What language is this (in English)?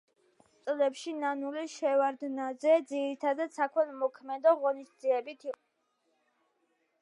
Georgian